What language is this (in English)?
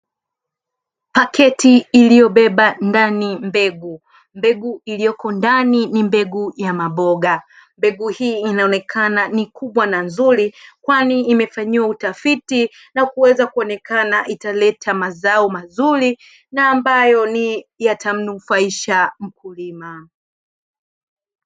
Swahili